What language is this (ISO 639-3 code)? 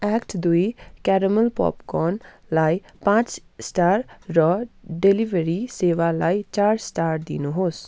nep